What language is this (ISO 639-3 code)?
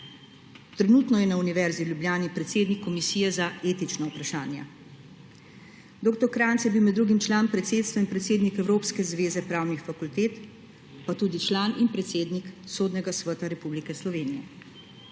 slv